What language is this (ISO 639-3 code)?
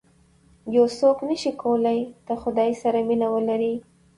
pus